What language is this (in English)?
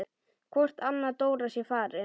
Icelandic